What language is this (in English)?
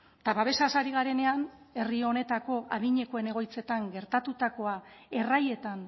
Basque